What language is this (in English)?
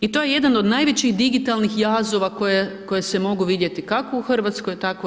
Croatian